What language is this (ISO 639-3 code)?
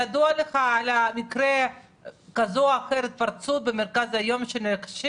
heb